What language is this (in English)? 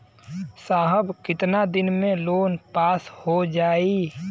Bhojpuri